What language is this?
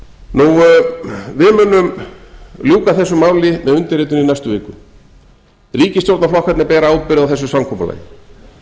Icelandic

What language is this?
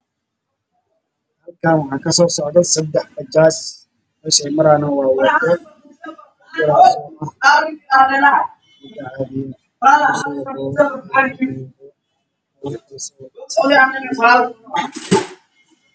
Somali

